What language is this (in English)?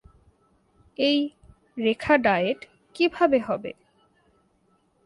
Bangla